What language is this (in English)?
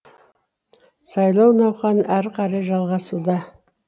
Kazakh